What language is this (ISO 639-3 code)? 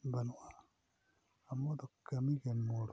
sat